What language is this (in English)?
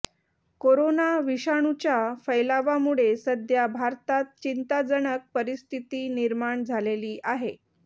Marathi